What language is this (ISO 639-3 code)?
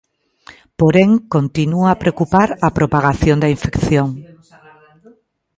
glg